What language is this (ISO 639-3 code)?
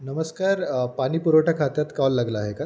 mar